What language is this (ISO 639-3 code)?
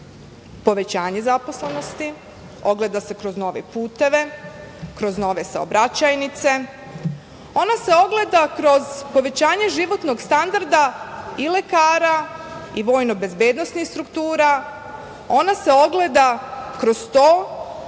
srp